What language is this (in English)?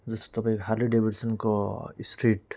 Nepali